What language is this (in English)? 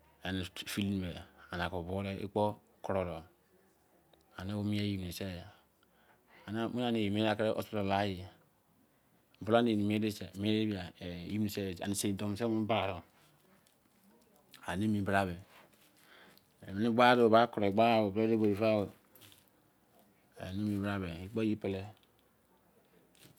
Izon